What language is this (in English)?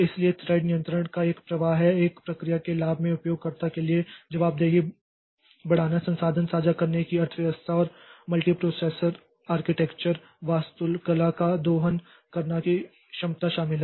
Hindi